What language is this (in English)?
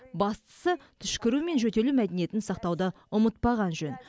Kazakh